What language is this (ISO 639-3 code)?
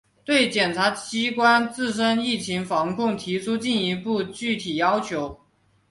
zho